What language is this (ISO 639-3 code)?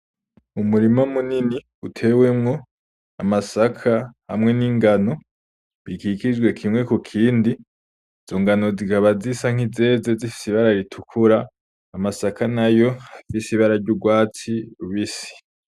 run